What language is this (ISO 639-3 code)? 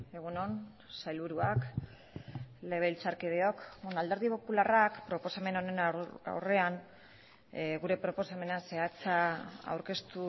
eus